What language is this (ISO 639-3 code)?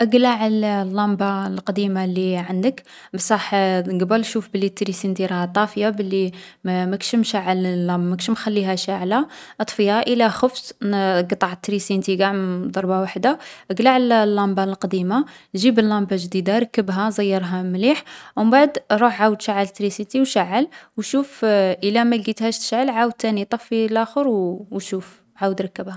arq